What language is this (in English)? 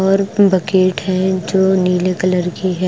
Hindi